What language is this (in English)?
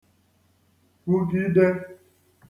Igbo